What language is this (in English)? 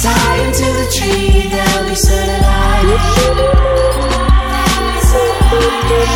English